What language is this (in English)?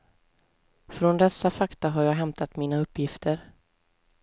Swedish